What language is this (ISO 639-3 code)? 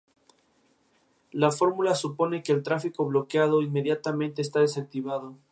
spa